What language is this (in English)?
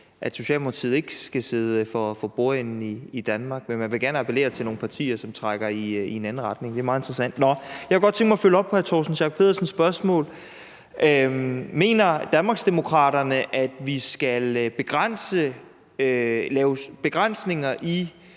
Danish